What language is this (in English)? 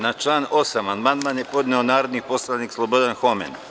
Serbian